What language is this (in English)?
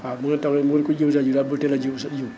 Wolof